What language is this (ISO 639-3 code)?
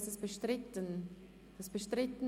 gsw